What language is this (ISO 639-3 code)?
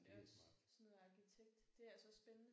dan